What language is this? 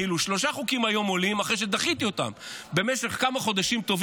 Hebrew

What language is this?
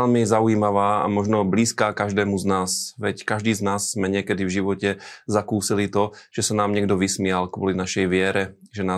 Slovak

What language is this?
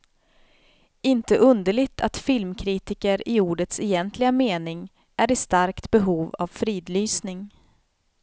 Swedish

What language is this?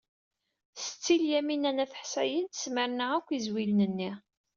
Kabyle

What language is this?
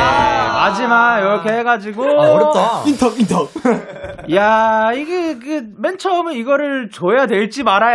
Korean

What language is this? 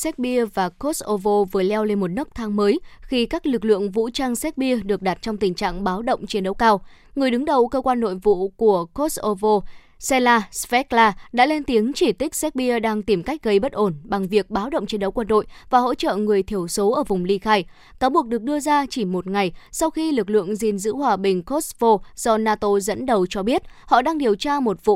Vietnamese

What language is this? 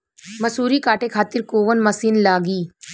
Bhojpuri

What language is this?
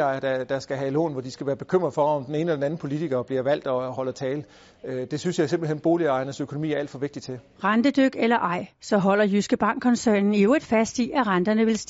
Danish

